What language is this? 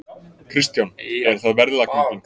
Icelandic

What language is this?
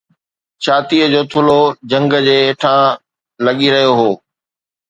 Sindhi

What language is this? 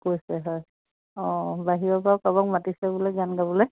Assamese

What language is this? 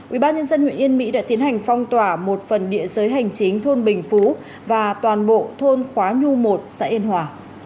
Vietnamese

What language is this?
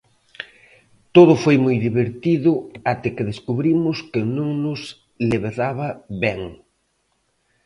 Galician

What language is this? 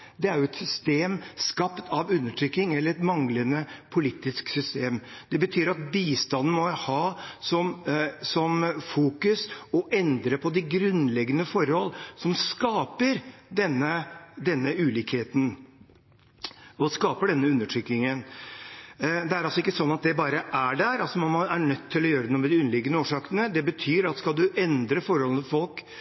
Norwegian Bokmål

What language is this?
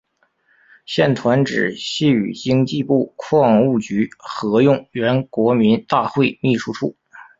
Chinese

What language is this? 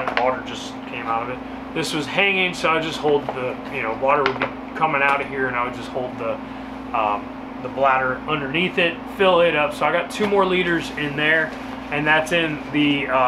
English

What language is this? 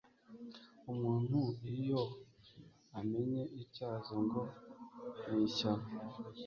Kinyarwanda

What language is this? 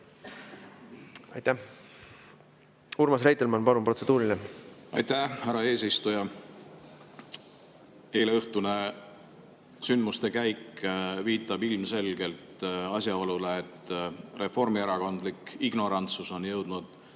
Estonian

